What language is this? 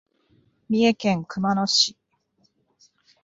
Japanese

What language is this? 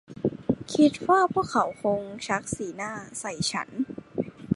Thai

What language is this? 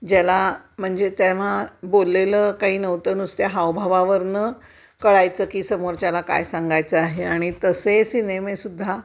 Marathi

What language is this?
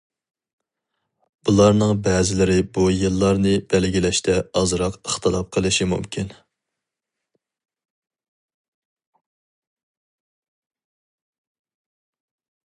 Uyghur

